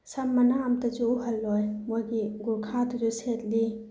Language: Manipuri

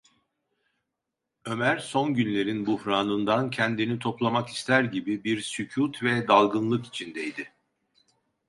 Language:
Turkish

